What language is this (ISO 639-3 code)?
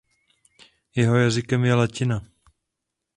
ces